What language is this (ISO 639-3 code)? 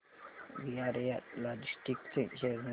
mar